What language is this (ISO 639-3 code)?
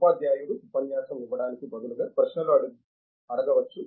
tel